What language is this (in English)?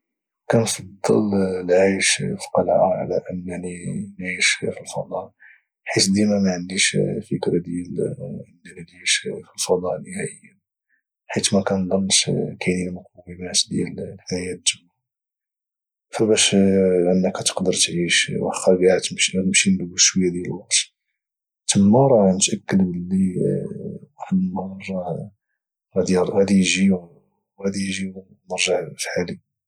Moroccan Arabic